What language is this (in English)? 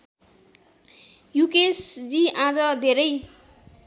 Nepali